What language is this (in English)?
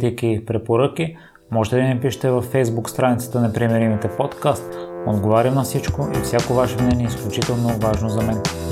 Bulgarian